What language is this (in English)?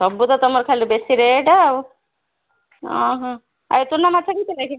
Odia